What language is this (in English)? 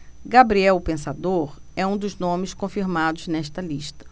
Portuguese